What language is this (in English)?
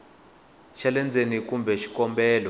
Tsonga